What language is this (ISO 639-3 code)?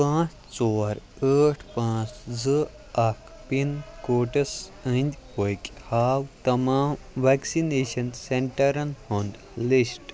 kas